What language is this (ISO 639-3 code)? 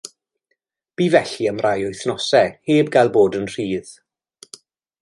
cym